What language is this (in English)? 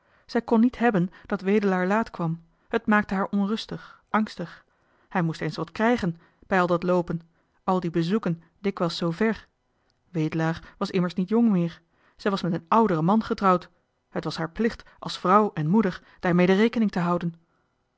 Dutch